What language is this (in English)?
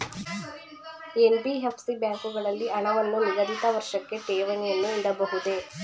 Kannada